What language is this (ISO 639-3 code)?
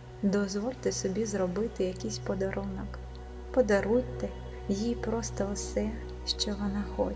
ukr